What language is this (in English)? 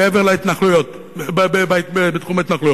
Hebrew